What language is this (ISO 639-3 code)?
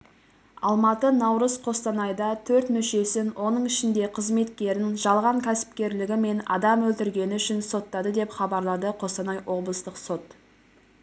kaz